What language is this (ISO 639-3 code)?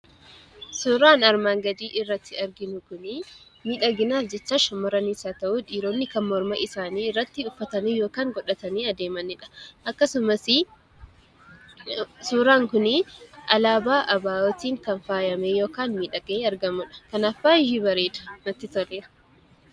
orm